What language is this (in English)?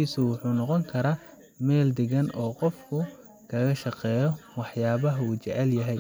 Somali